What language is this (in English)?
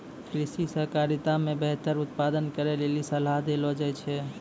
Maithili